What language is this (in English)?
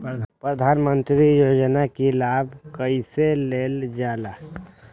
Magahi